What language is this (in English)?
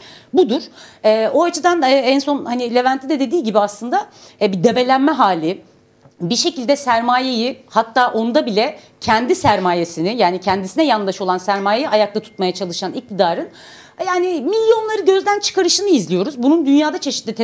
Turkish